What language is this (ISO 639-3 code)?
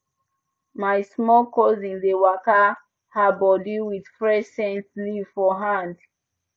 pcm